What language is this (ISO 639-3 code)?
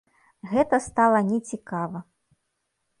bel